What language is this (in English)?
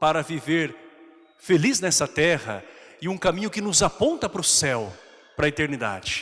Portuguese